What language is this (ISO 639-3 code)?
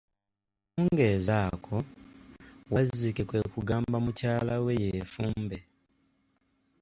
lug